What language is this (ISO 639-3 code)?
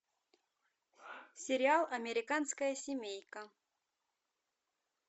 rus